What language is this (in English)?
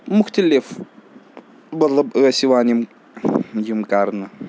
Kashmiri